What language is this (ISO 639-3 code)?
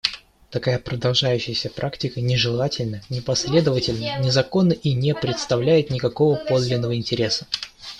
rus